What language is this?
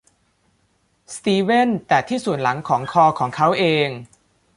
Thai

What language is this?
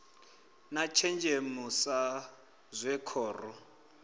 Venda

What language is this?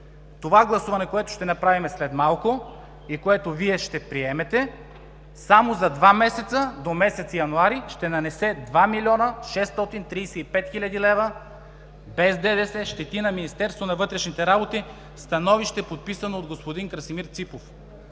Bulgarian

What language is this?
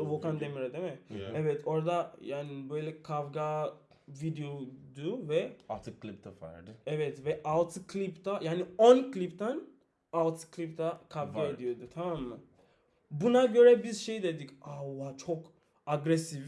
Turkish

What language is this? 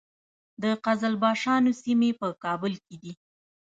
Pashto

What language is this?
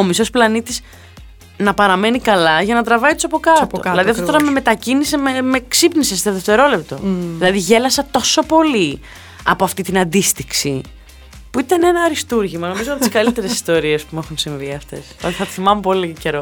Greek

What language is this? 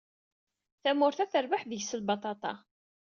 Kabyle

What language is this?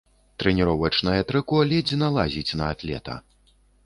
Belarusian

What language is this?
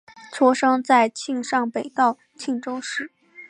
Chinese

